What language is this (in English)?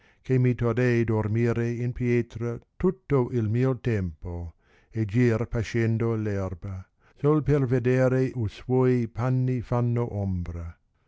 Italian